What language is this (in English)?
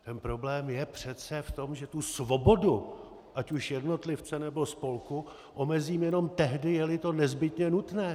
Czech